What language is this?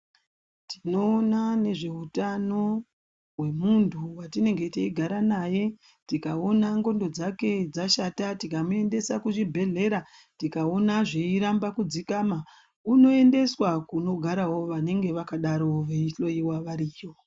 Ndau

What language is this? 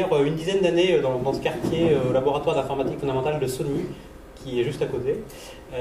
French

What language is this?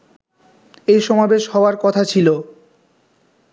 Bangla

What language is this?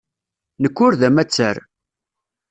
Kabyle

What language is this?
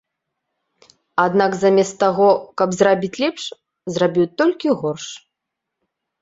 Belarusian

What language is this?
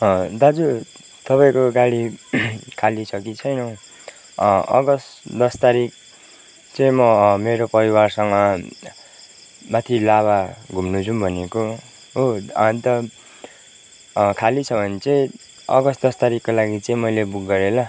Nepali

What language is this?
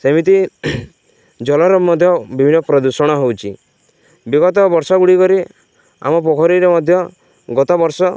Odia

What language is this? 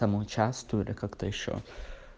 Russian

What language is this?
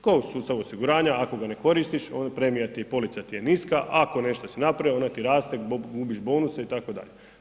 Croatian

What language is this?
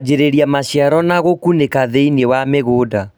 Kikuyu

